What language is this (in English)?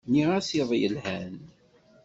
Kabyle